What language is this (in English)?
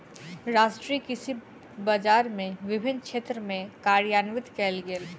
Maithili